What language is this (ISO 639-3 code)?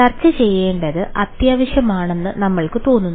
mal